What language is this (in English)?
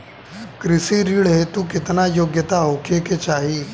Bhojpuri